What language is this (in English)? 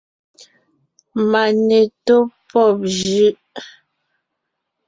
Ngiemboon